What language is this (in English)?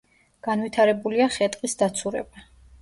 Georgian